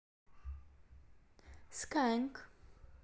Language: Russian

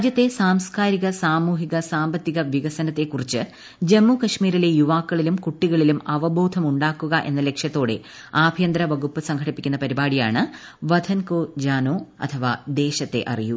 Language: Malayalam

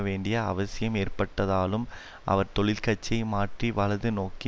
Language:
Tamil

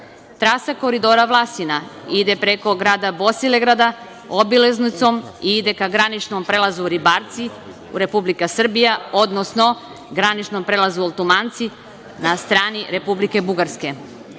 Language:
Serbian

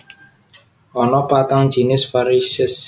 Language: Javanese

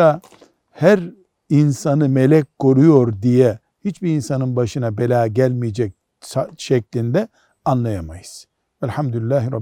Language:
Turkish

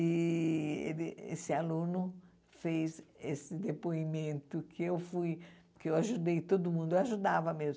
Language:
Portuguese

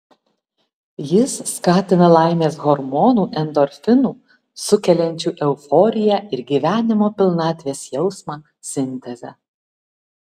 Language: Lithuanian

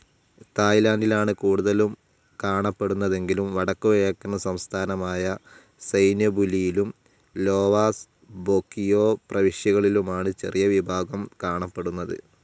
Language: Malayalam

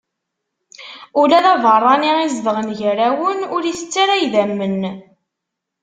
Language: Kabyle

